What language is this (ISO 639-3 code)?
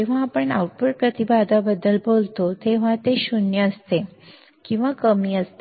mar